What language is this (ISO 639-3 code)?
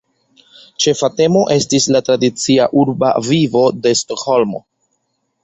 epo